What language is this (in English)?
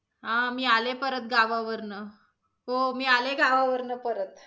Marathi